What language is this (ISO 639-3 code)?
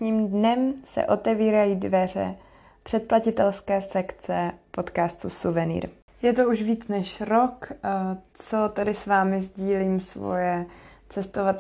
ces